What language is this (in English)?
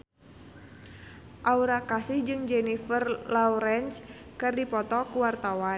Sundanese